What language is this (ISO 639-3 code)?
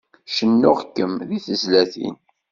kab